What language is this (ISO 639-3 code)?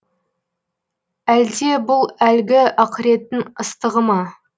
kaz